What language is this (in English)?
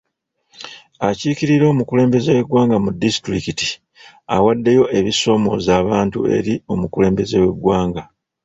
Ganda